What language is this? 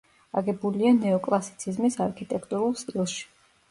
Georgian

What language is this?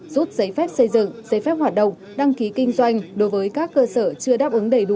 Vietnamese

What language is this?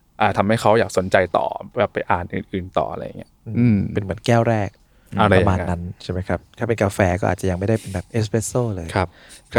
Thai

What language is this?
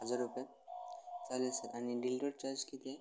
Marathi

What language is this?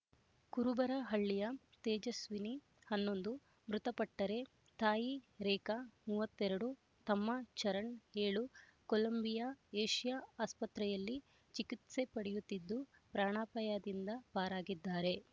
Kannada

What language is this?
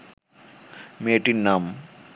Bangla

